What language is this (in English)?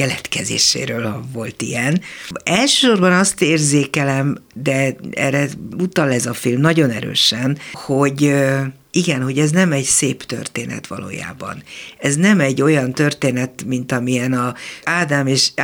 Hungarian